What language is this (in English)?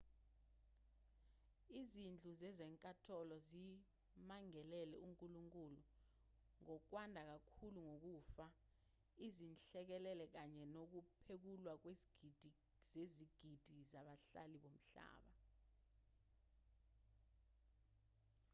Zulu